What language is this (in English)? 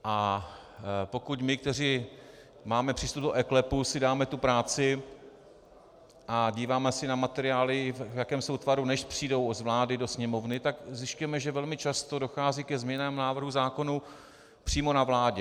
Czech